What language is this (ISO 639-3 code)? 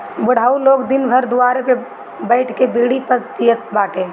bho